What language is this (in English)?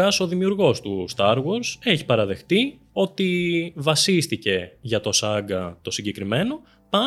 Greek